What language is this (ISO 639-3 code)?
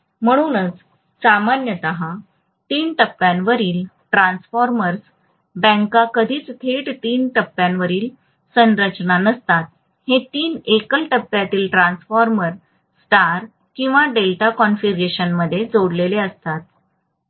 mar